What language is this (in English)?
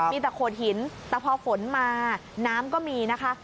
Thai